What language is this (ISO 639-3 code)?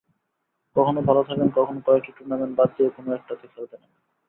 ben